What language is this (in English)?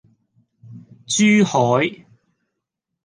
Cantonese